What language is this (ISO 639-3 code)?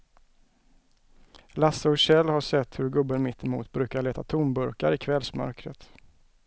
swe